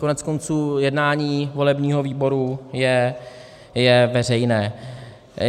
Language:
Czech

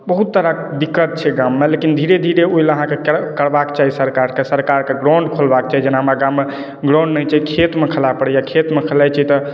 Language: Maithili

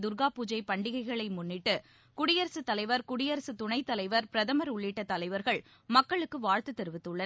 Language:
Tamil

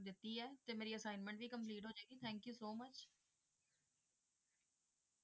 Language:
Punjabi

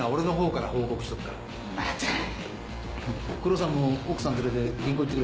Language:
Japanese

